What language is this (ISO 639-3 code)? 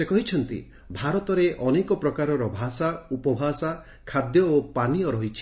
ori